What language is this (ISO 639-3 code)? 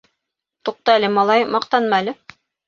bak